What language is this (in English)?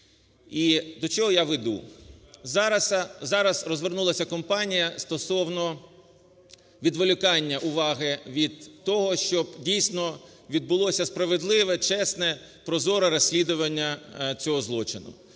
Ukrainian